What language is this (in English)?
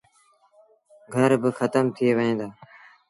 Sindhi Bhil